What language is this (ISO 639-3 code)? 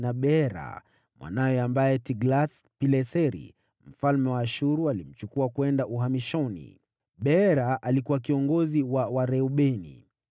swa